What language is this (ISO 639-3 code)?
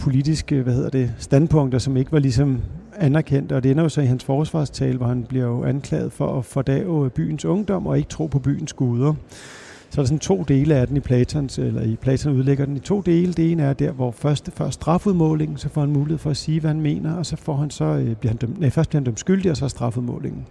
dan